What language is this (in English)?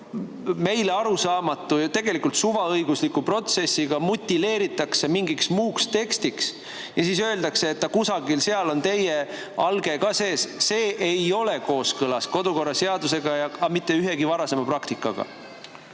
Estonian